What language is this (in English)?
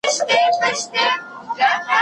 Pashto